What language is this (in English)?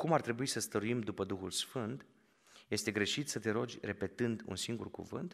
Romanian